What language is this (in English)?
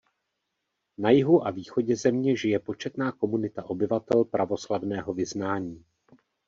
Czech